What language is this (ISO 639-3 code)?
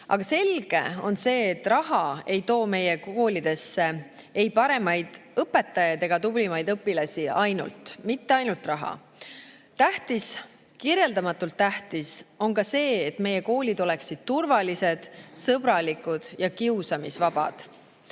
est